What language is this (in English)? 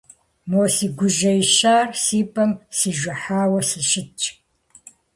Kabardian